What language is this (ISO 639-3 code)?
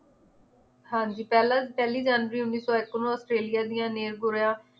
pan